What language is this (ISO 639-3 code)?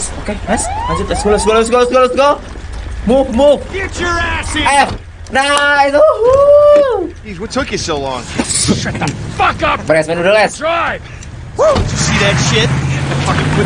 ind